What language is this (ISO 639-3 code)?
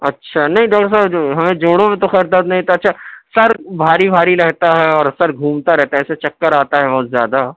urd